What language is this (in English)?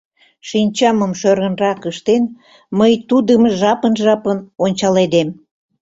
Mari